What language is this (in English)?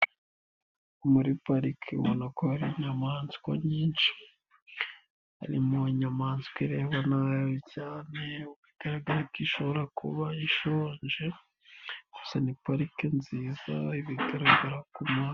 Kinyarwanda